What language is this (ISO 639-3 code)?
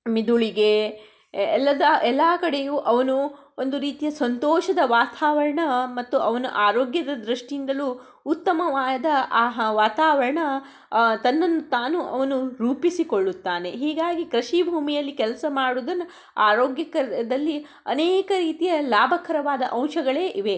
kan